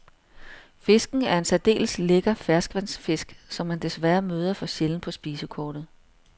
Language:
Danish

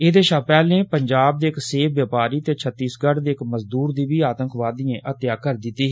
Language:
Dogri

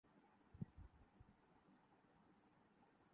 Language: Urdu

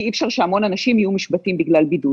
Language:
Hebrew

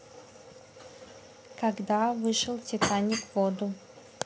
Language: Russian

